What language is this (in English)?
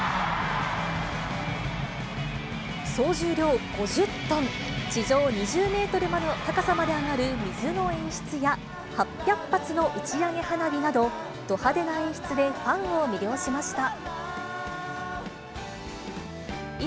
Japanese